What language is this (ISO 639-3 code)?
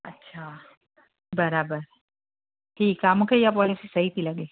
snd